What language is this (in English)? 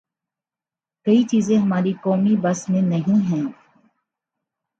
Urdu